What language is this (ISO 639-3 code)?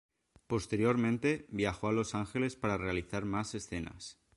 spa